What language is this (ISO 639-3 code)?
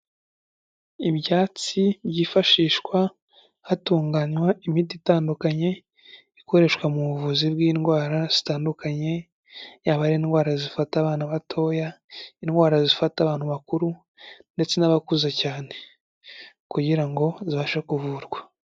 kin